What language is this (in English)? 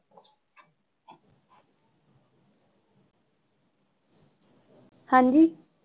Punjabi